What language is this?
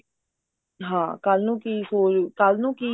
Punjabi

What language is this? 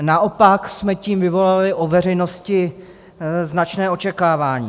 Czech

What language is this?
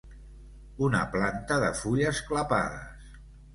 Catalan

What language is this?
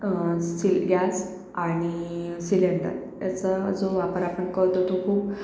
Marathi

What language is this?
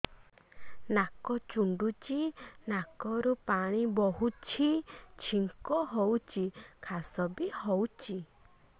Odia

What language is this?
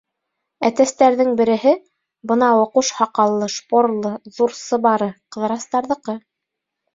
Bashkir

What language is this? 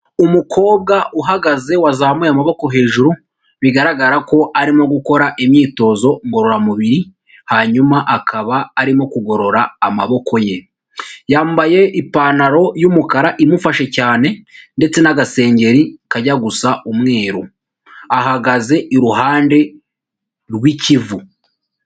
Kinyarwanda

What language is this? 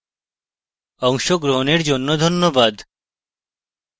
Bangla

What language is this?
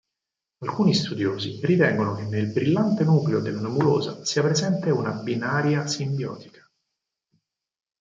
Italian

